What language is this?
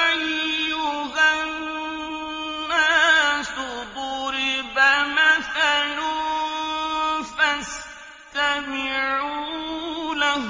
Arabic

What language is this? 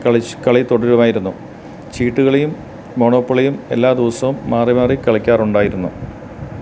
Malayalam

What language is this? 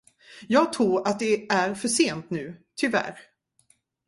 Swedish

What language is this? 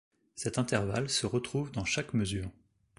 French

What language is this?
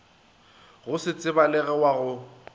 Northern Sotho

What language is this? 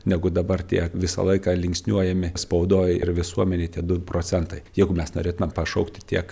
Lithuanian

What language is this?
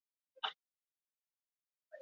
Basque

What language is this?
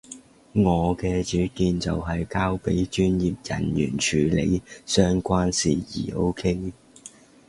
Cantonese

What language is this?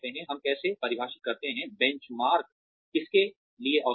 Hindi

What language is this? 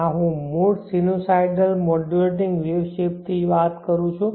Gujarati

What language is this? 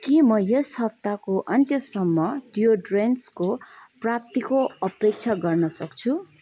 Nepali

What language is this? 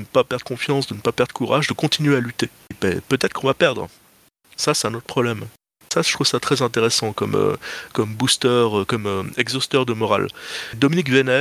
French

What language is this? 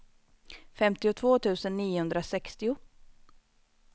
Swedish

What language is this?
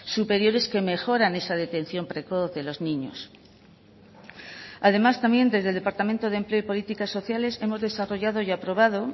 Spanish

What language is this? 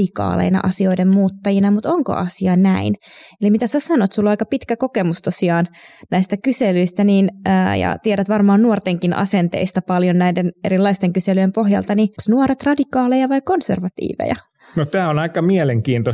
Finnish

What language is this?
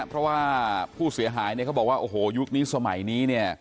Thai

